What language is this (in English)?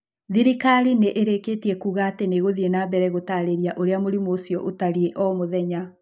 Kikuyu